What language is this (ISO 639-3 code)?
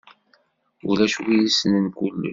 kab